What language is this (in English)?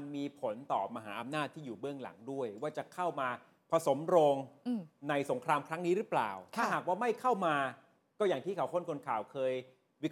Thai